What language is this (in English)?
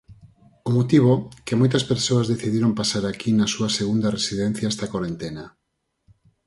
Galician